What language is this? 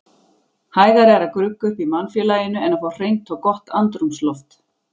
Icelandic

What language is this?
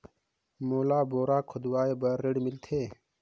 Chhattisgarhi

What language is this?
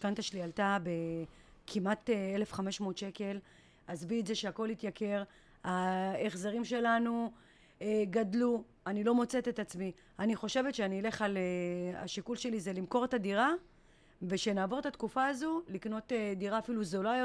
Hebrew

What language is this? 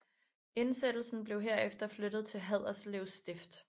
Danish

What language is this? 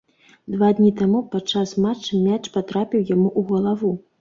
Belarusian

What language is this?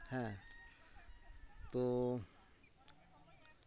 Santali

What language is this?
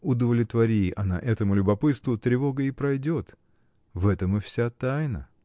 Russian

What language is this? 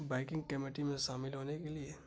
Urdu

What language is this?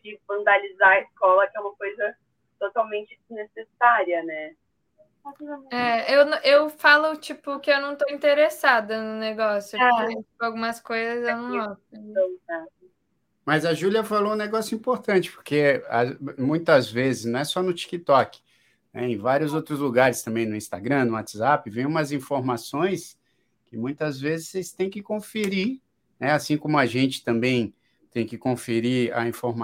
Portuguese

